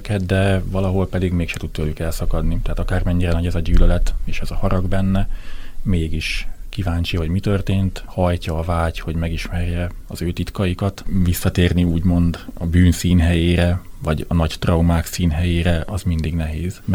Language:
Hungarian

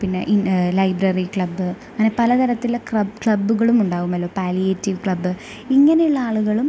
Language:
Malayalam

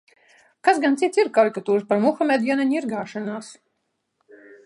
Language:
Latvian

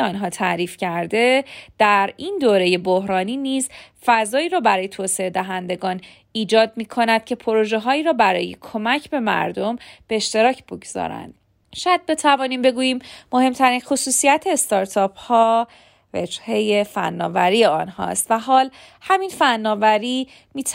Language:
Persian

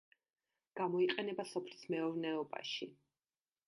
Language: Georgian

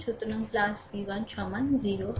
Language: Bangla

